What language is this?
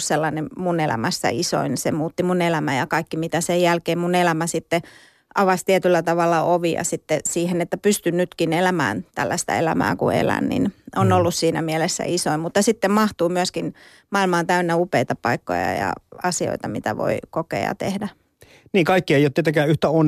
Finnish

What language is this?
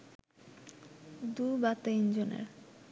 Bangla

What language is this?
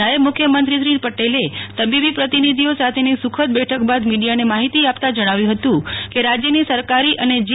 Gujarati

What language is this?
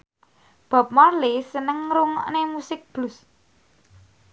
Javanese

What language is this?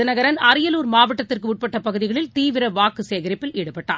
Tamil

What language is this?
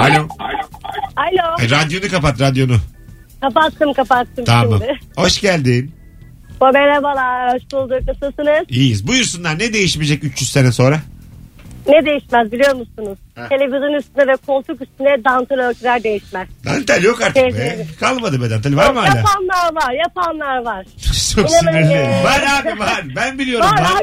Turkish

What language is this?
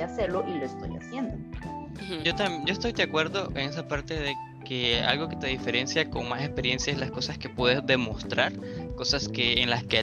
Spanish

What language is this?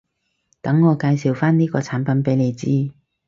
Cantonese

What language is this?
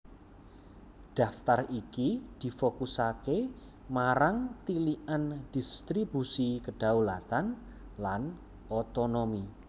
Javanese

